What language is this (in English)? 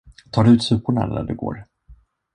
Swedish